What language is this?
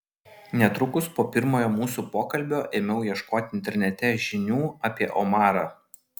Lithuanian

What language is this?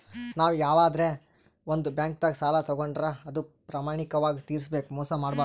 Kannada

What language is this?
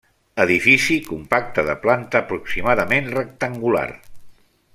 Catalan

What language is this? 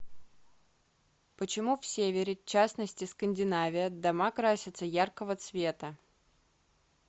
Russian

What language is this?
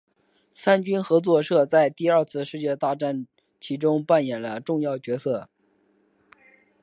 Chinese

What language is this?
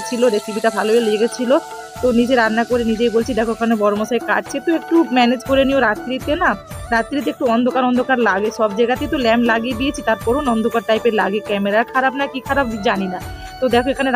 Hindi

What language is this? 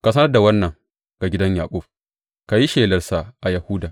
Hausa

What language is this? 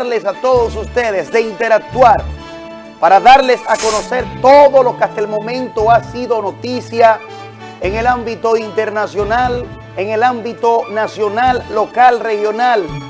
Spanish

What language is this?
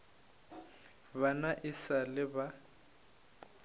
Northern Sotho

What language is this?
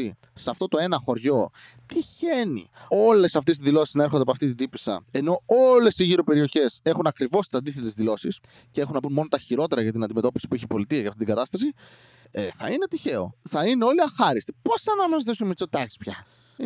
Greek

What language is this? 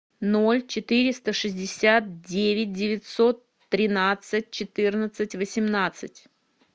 Russian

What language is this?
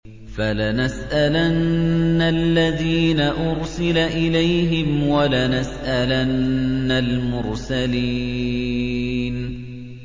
Arabic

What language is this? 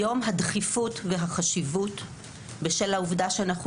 Hebrew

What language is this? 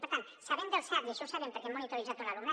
Catalan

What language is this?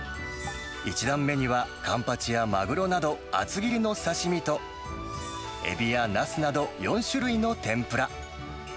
Japanese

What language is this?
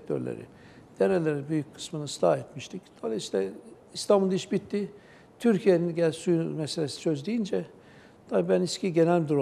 Turkish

